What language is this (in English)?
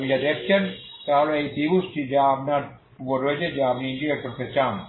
Bangla